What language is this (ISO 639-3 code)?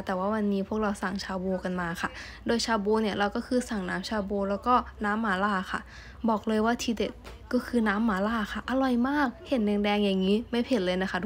tha